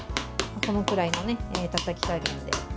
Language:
Japanese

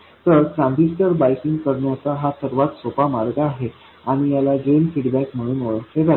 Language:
Marathi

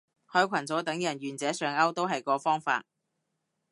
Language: Cantonese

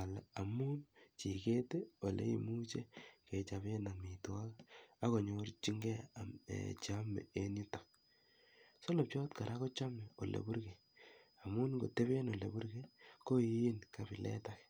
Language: Kalenjin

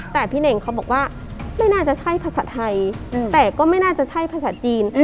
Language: Thai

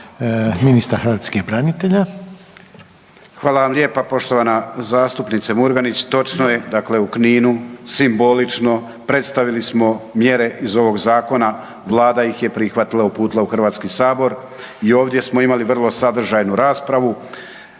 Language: Croatian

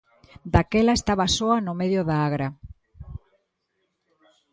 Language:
Galician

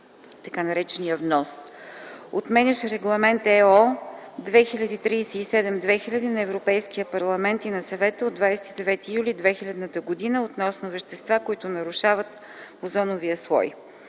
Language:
Bulgarian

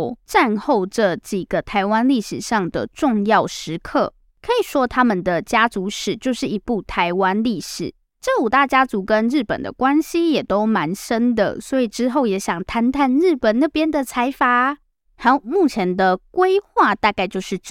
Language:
Chinese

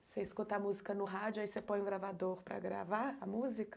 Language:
Portuguese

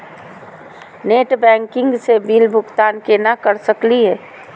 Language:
Magahi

